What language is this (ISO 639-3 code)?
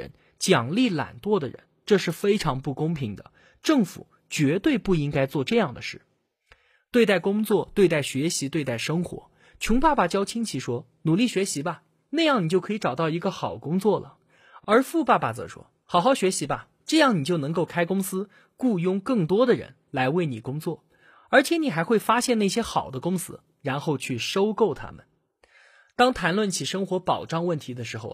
zho